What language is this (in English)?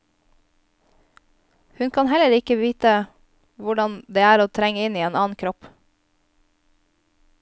Norwegian